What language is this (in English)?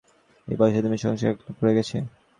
Bangla